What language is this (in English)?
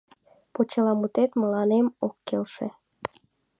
Mari